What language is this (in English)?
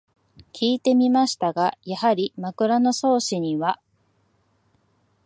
Japanese